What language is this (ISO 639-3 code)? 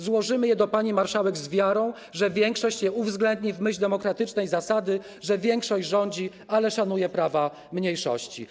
pol